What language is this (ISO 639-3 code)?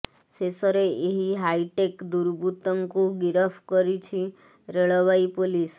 ori